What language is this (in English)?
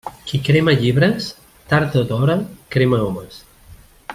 Catalan